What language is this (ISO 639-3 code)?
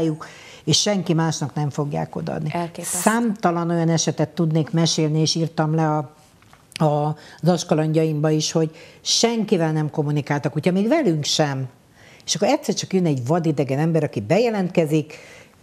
hun